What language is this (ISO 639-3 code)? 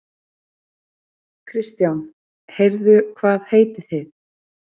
isl